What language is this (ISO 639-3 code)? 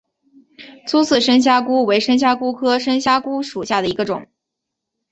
zho